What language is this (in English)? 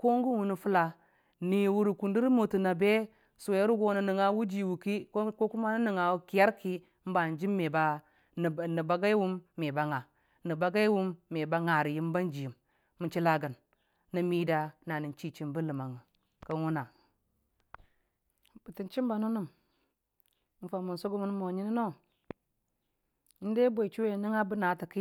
Dijim-Bwilim